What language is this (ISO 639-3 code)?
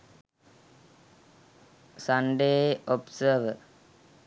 sin